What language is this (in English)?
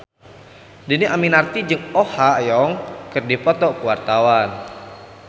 Sundanese